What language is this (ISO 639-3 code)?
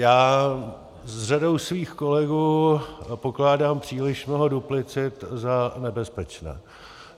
ces